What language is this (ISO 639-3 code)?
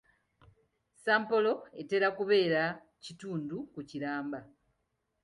lug